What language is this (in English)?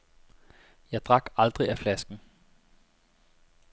Danish